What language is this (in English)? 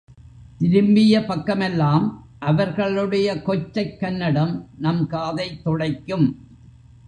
Tamil